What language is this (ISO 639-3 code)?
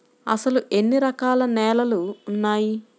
tel